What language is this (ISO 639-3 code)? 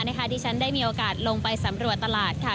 tha